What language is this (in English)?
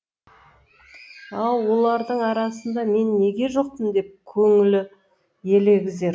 Kazakh